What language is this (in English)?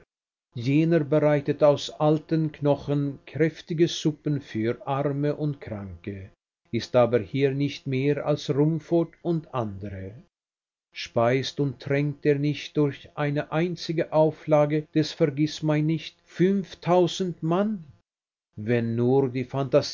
German